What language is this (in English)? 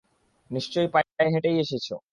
Bangla